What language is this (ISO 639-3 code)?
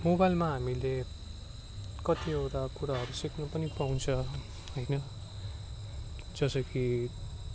nep